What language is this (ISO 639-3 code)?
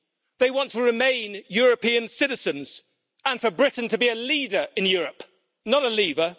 eng